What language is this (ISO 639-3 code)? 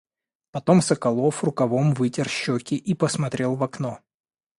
rus